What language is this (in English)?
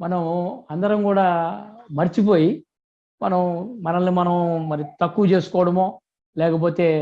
Telugu